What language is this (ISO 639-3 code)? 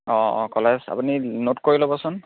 asm